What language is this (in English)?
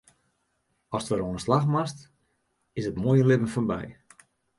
Western Frisian